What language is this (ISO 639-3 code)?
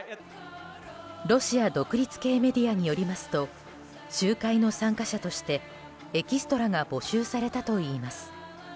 jpn